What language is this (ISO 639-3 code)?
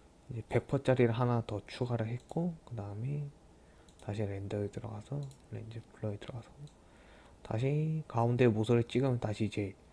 kor